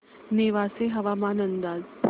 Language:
Marathi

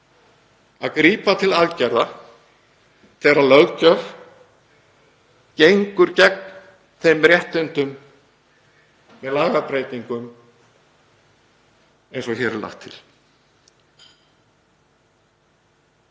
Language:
Icelandic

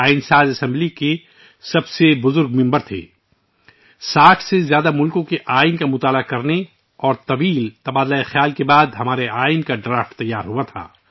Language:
Urdu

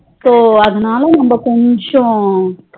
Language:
Tamil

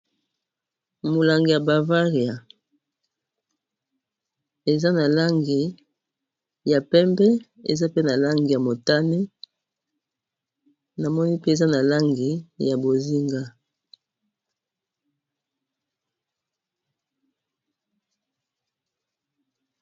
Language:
Lingala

